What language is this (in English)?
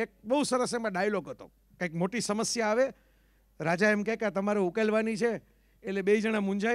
Gujarati